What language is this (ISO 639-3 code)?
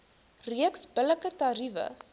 afr